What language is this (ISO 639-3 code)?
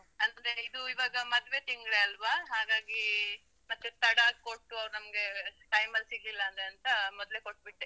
kan